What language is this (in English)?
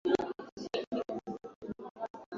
Swahili